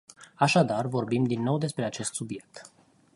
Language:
Romanian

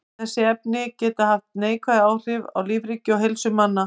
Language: Icelandic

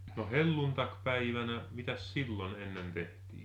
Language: Finnish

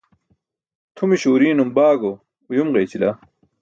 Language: Burushaski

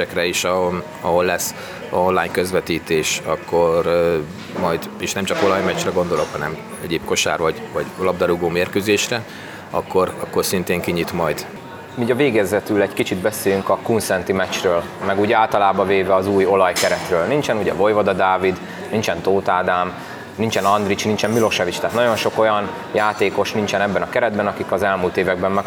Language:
Hungarian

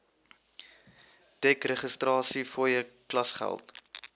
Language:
Afrikaans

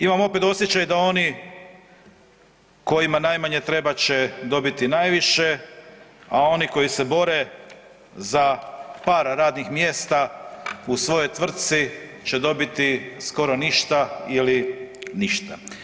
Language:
Croatian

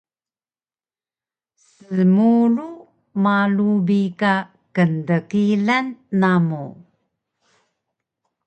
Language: Taroko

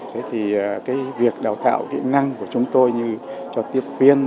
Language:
Vietnamese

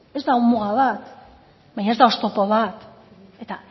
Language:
Basque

